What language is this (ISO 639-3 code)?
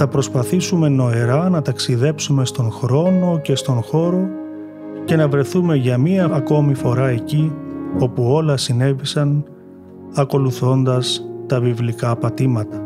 ell